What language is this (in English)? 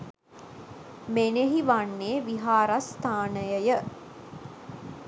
Sinhala